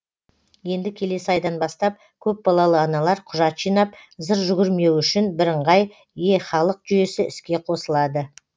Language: Kazakh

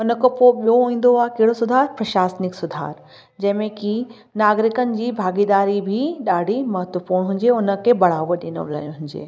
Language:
Sindhi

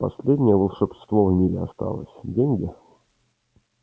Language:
Russian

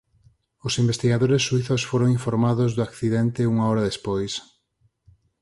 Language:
Galician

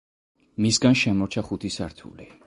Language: Georgian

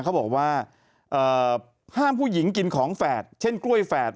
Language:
Thai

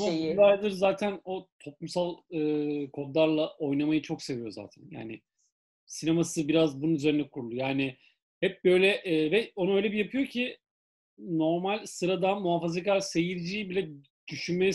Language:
Turkish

